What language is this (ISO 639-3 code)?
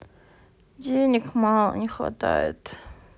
rus